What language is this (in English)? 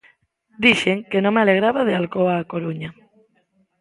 Galician